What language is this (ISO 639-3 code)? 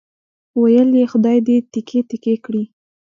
pus